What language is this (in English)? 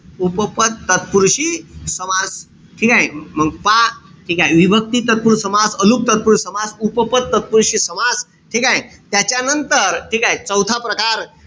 Marathi